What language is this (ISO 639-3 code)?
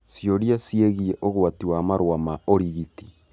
kik